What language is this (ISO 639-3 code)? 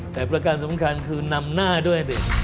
tha